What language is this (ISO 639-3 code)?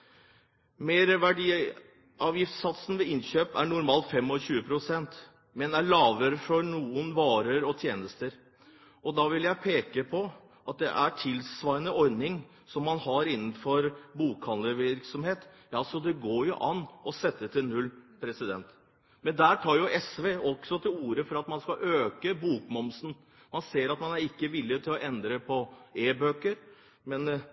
nob